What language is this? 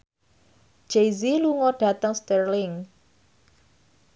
Javanese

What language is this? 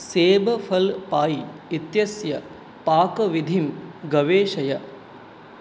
Sanskrit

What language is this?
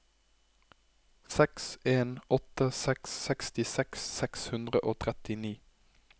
Norwegian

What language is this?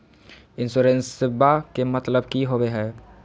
Magahi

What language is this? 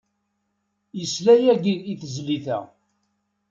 Kabyle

